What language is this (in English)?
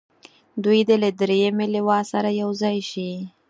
Pashto